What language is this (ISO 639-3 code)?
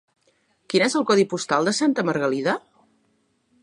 cat